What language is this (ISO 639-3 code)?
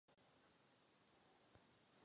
ces